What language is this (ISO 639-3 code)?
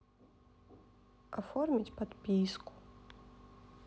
rus